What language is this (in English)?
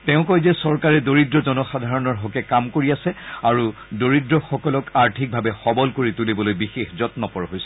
Assamese